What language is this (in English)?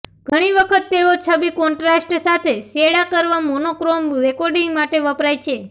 Gujarati